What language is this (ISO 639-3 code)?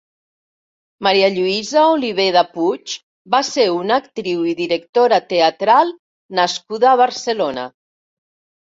cat